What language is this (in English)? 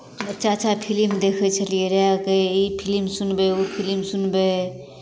Maithili